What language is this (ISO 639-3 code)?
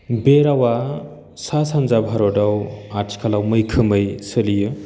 brx